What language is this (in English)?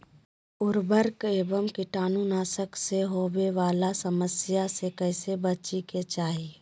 Magahi